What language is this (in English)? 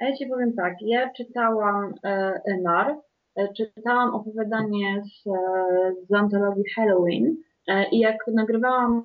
Polish